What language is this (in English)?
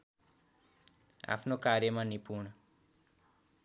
Nepali